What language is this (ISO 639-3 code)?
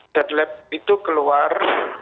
ind